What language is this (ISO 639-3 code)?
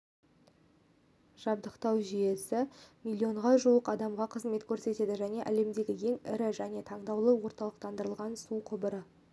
kaz